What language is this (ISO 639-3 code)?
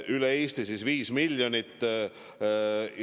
est